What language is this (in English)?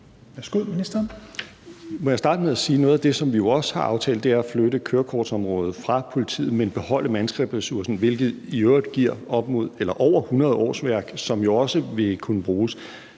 Danish